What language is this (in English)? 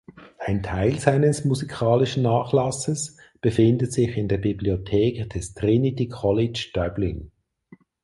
German